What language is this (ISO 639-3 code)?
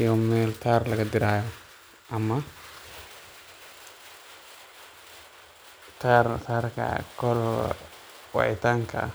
som